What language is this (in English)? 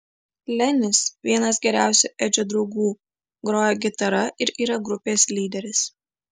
Lithuanian